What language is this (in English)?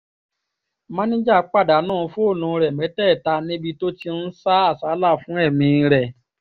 Yoruba